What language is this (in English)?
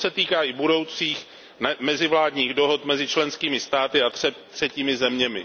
Czech